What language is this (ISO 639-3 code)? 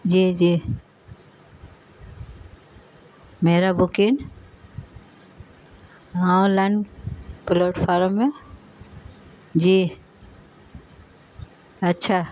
urd